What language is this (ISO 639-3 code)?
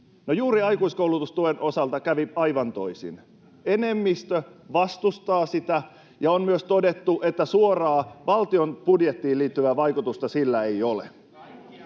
fin